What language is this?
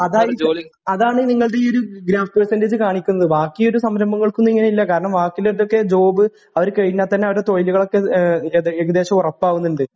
Malayalam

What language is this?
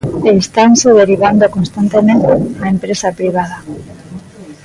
Galician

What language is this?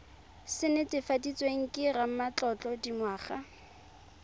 Tswana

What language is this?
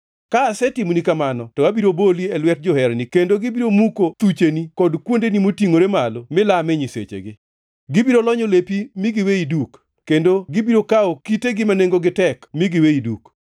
Luo (Kenya and Tanzania)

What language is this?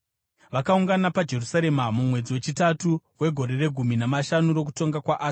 Shona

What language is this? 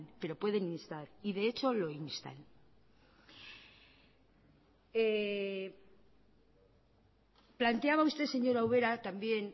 Spanish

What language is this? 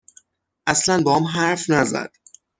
Persian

